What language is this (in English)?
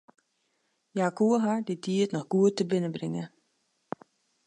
Western Frisian